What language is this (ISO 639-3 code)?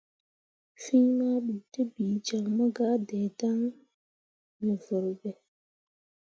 mua